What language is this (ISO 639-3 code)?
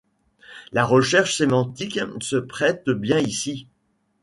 fra